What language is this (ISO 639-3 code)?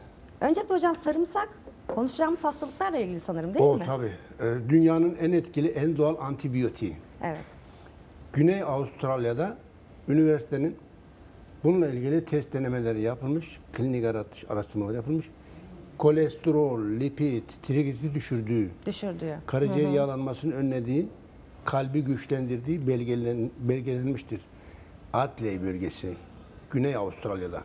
tur